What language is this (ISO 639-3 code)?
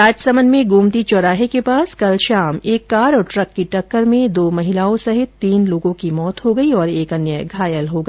hin